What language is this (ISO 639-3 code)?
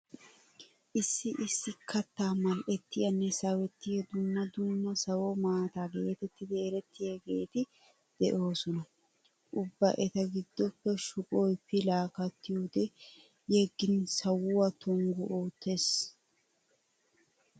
wal